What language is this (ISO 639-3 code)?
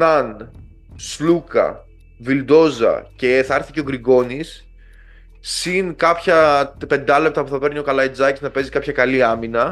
ell